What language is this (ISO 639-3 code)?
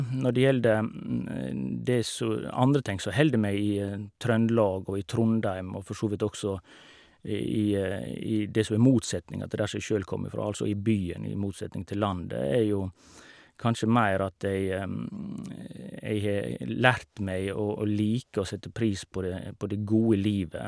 nor